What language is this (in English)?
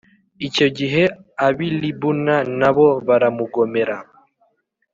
Kinyarwanda